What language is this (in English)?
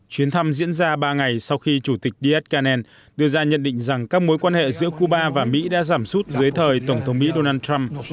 Vietnamese